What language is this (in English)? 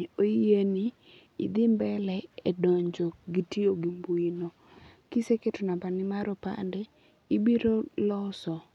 Luo (Kenya and Tanzania)